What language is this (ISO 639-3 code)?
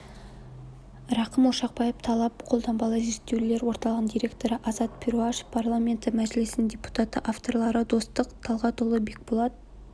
kaz